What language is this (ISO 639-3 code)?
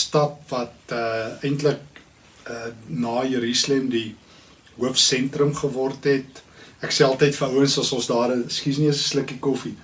nld